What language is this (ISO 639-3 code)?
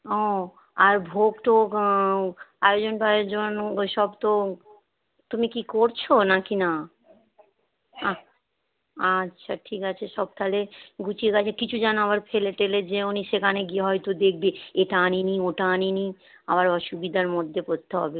ben